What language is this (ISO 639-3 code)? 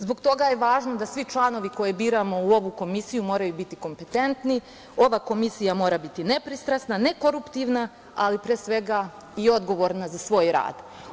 srp